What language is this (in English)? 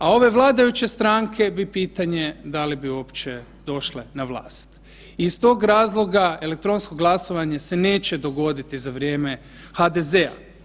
Croatian